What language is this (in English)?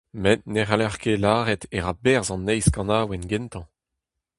Breton